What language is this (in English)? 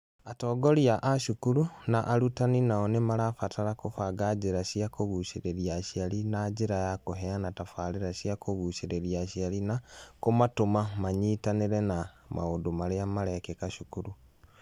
Kikuyu